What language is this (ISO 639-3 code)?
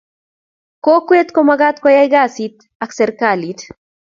kln